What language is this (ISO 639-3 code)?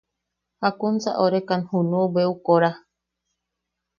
yaq